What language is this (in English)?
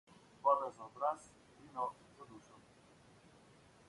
Slovenian